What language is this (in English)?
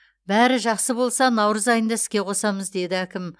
Kazakh